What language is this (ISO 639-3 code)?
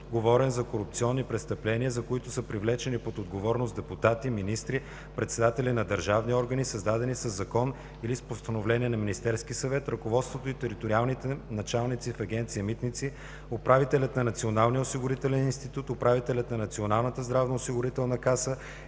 bul